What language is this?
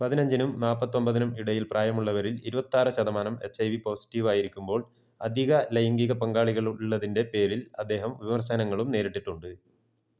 Malayalam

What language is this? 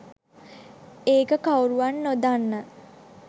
Sinhala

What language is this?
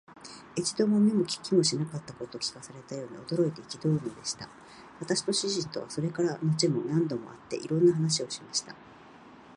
Japanese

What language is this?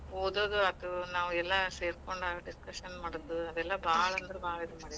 Kannada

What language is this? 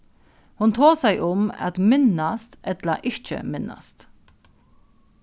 Faroese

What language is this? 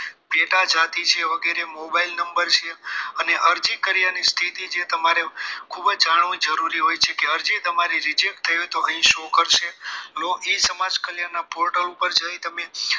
Gujarati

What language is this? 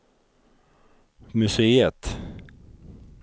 Swedish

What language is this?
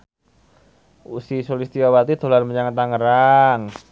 Javanese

